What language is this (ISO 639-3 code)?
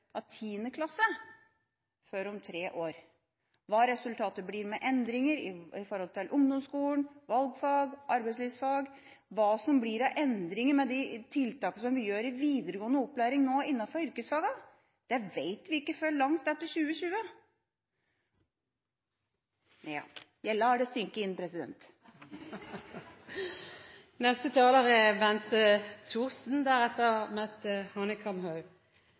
nob